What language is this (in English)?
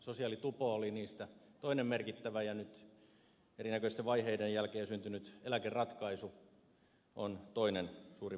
Finnish